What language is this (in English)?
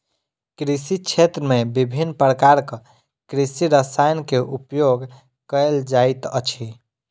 Maithili